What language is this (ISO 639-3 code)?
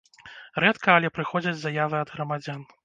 bel